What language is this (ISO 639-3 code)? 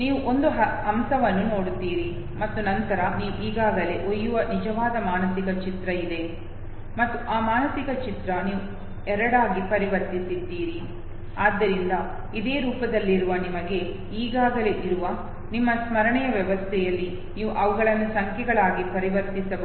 kan